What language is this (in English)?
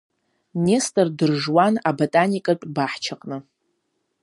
Abkhazian